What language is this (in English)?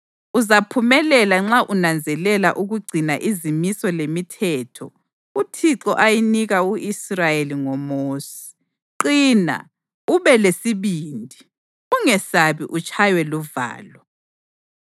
North Ndebele